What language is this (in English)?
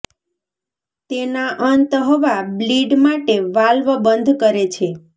Gujarati